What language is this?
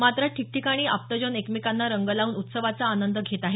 Marathi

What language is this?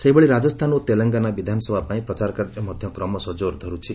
Odia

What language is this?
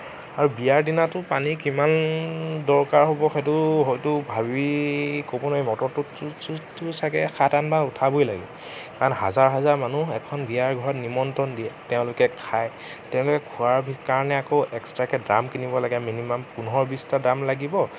Assamese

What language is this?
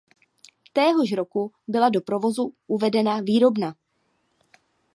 Czech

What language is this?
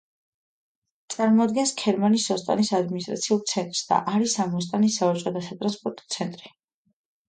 Georgian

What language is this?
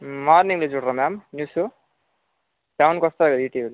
Telugu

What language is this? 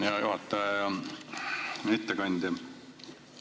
Estonian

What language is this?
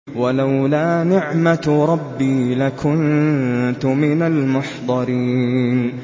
Arabic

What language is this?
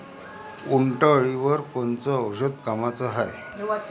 Marathi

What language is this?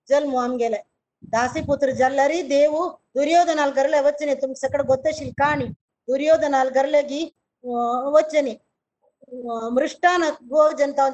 Kannada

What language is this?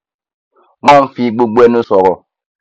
Yoruba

